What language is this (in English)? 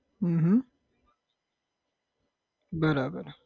Gujarati